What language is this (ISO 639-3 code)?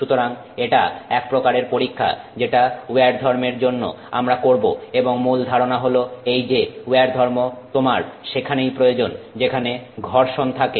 ben